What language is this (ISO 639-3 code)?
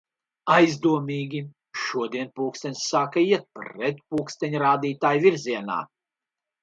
lav